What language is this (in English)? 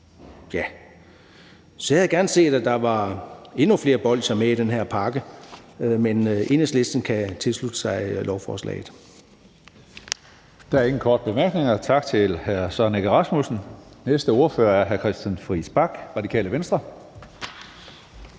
Danish